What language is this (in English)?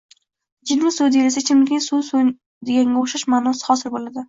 Uzbek